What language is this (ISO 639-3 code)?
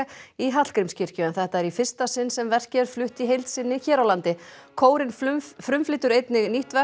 isl